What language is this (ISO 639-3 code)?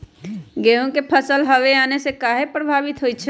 mag